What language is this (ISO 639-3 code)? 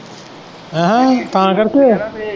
pan